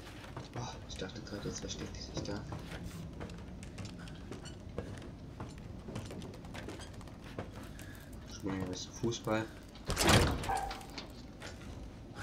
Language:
German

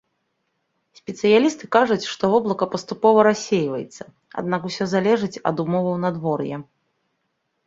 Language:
Belarusian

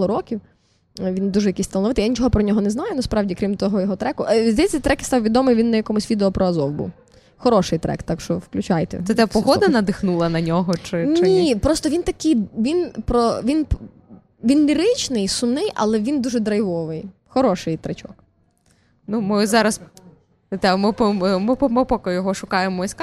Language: Ukrainian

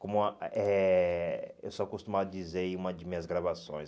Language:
Portuguese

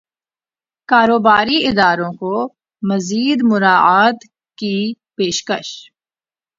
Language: Urdu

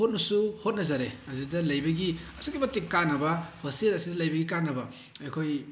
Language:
Manipuri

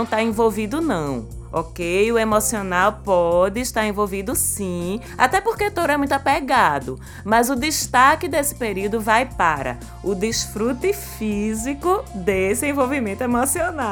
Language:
Portuguese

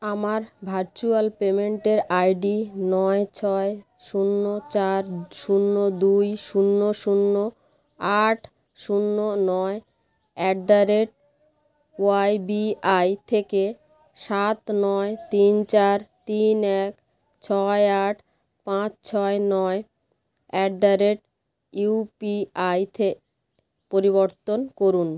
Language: Bangla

